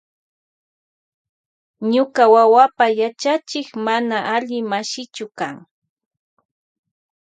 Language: Loja Highland Quichua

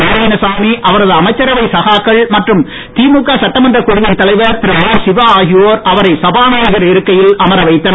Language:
Tamil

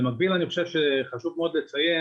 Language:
Hebrew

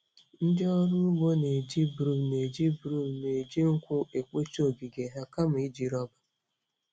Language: Igbo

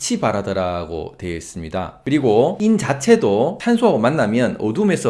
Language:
Korean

